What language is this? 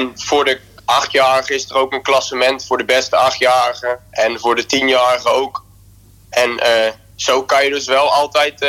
Dutch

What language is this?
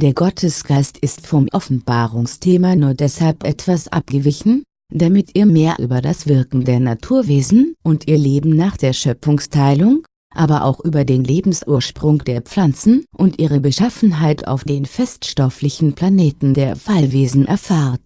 German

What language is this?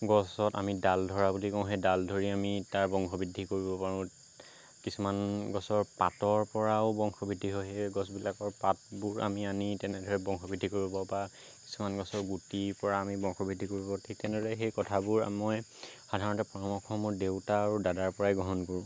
Assamese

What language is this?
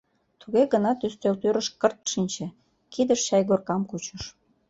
Mari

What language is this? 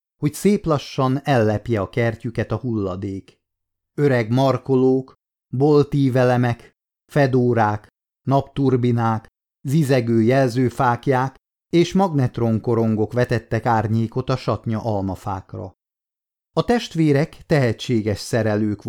Hungarian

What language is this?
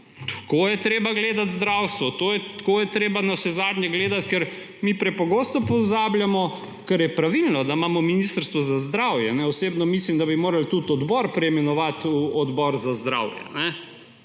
Slovenian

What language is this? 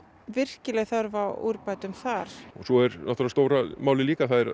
Icelandic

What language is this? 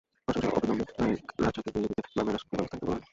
Bangla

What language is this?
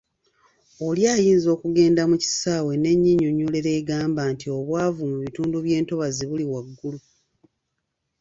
Ganda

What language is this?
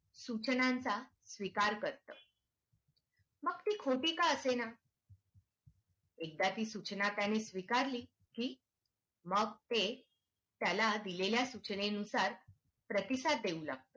Marathi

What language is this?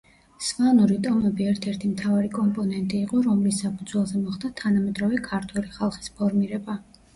Georgian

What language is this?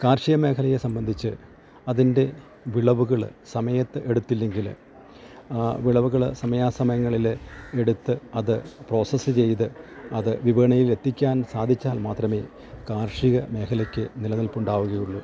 Malayalam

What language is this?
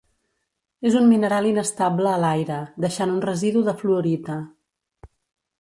Catalan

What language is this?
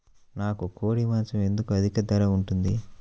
Telugu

